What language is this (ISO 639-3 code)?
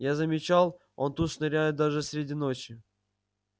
rus